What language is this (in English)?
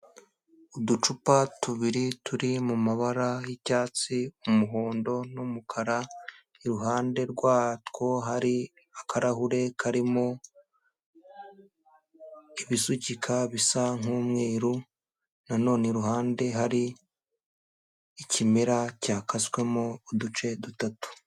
Kinyarwanda